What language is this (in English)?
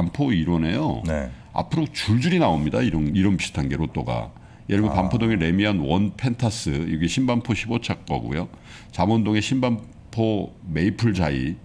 Korean